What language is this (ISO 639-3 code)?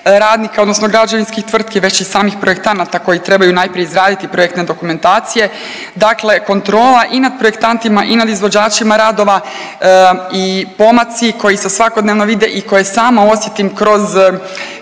hrv